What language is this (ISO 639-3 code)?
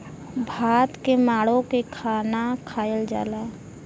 bho